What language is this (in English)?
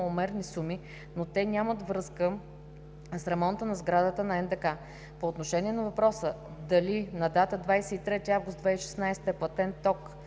Bulgarian